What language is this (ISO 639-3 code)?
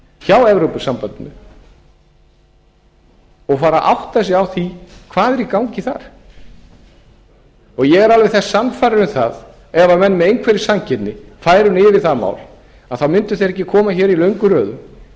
isl